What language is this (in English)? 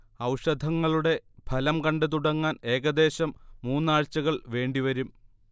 Malayalam